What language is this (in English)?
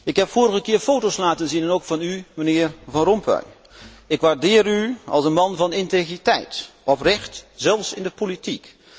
Dutch